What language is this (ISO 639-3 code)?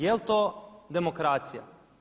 hrv